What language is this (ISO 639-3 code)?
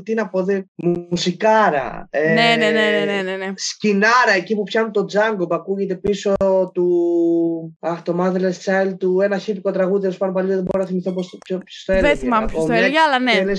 ell